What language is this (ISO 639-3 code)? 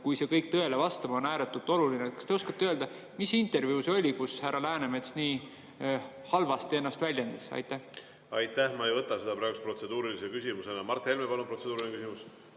est